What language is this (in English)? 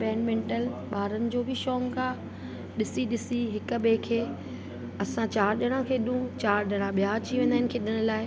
Sindhi